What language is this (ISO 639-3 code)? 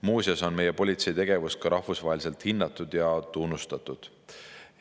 est